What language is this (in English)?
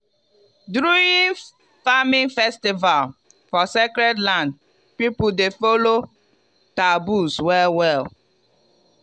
Nigerian Pidgin